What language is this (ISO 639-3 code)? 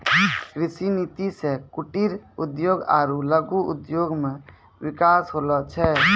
mai